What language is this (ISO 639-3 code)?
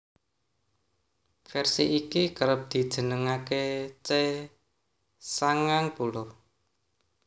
jav